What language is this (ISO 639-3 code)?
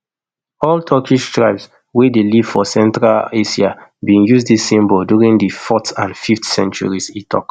pcm